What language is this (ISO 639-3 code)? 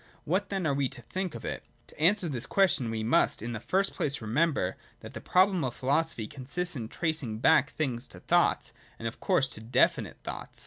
eng